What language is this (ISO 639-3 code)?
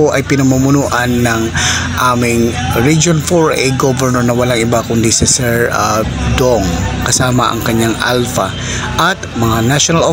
fil